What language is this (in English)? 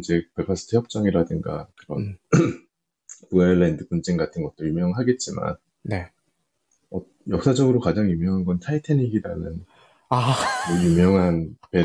Korean